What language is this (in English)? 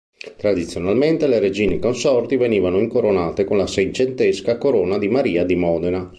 Italian